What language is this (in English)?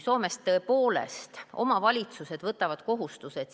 Estonian